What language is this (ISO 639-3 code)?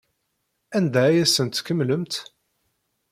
kab